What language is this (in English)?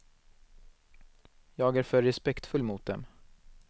Swedish